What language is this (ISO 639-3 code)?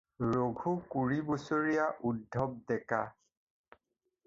asm